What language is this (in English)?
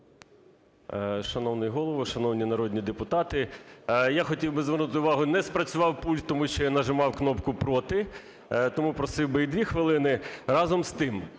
Ukrainian